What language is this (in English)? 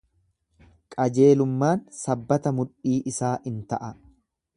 Oromo